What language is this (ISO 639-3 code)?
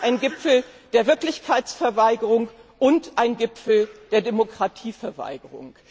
deu